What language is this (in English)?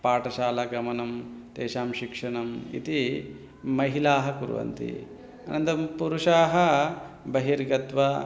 Sanskrit